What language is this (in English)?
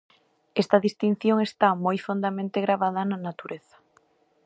Galician